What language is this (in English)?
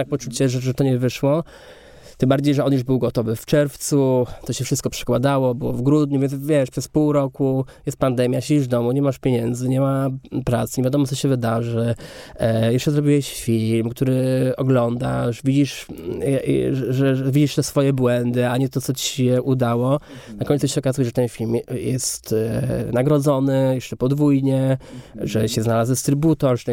Polish